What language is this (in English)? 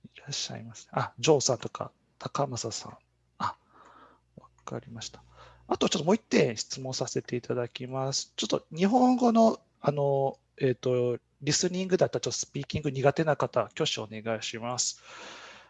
Japanese